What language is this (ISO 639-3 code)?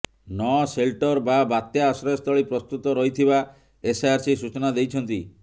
ori